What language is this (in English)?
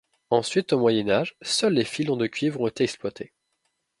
French